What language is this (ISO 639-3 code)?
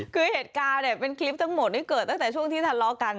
tha